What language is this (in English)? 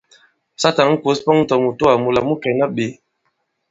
Bankon